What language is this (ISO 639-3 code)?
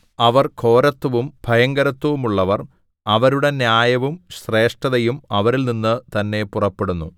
mal